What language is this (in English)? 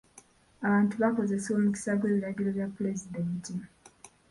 Ganda